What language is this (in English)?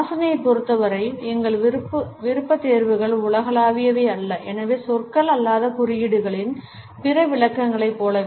Tamil